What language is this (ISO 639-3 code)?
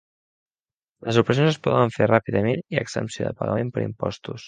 cat